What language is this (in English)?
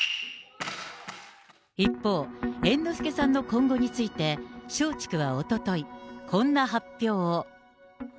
Japanese